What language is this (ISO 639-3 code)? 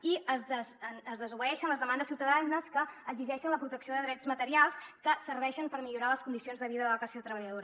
cat